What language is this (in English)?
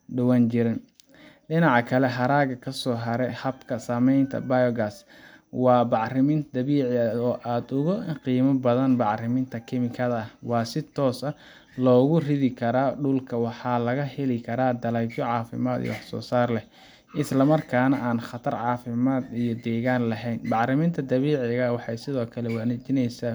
Somali